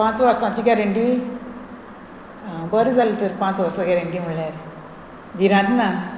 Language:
Konkani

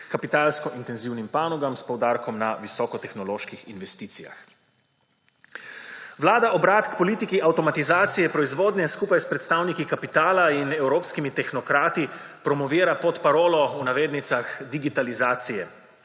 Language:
Slovenian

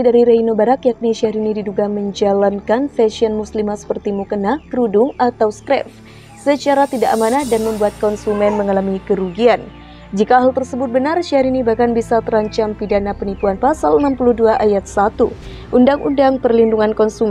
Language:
Indonesian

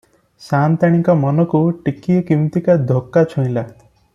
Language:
Odia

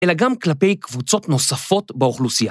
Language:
Hebrew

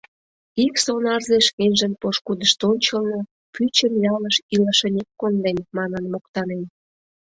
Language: Mari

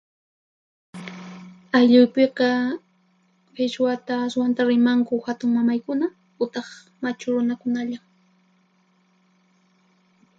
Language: Puno Quechua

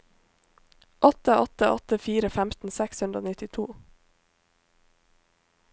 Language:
Norwegian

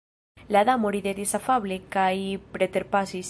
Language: Esperanto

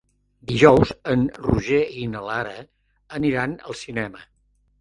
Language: Catalan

